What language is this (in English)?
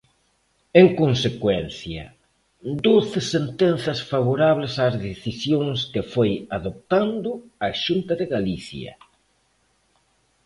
Galician